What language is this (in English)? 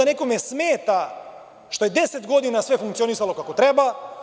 Serbian